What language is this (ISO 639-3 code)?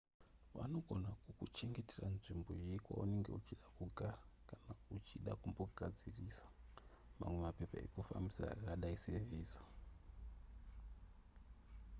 sna